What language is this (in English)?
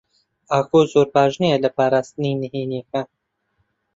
Central Kurdish